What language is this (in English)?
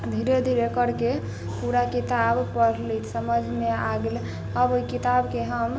Maithili